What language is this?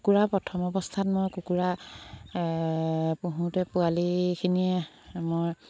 Assamese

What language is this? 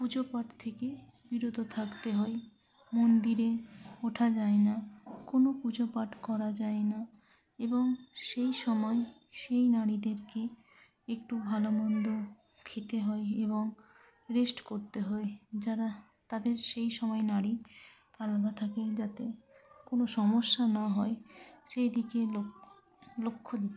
Bangla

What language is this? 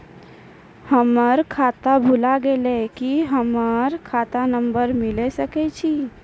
Maithili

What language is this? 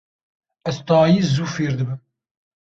Kurdish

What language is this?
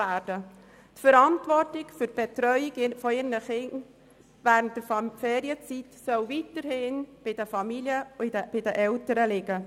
Swiss German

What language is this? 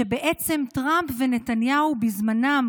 Hebrew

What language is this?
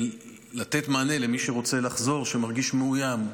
Hebrew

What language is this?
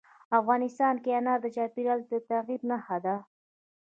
Pashto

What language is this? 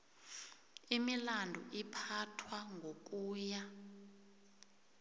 South Ndebele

